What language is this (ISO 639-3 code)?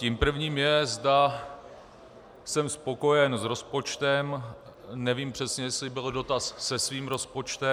ces